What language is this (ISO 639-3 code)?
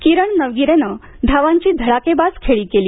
mar